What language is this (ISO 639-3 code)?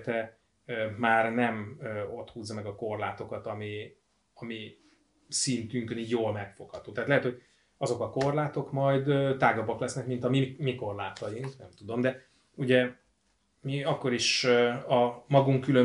hun